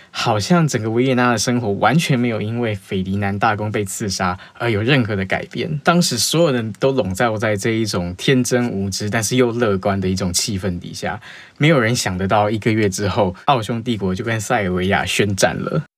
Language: Chinese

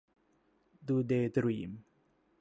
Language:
Thai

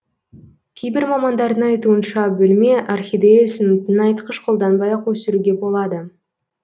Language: Kazakh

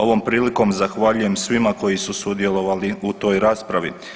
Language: Croatian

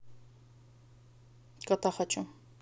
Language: Russian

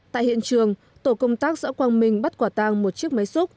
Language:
Vietnamese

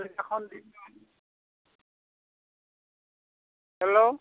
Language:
Assamese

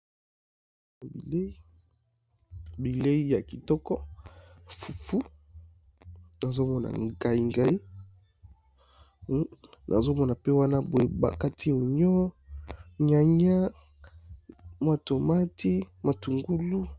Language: Lingala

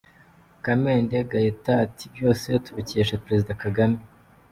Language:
Kinyarwanda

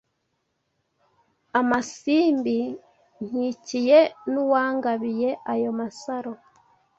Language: Kinyarwanda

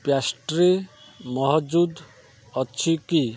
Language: Odia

